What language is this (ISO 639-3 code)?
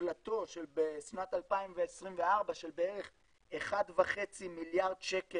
heb